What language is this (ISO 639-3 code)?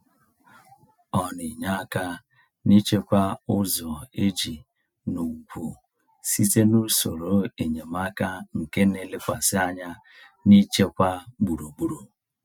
ibo